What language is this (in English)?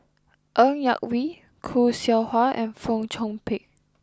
English